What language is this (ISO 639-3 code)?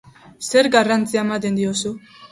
eus